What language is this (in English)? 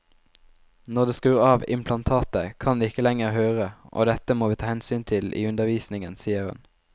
Norwegian